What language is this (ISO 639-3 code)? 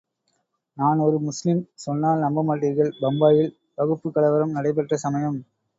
tam